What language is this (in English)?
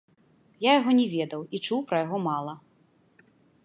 Belarusian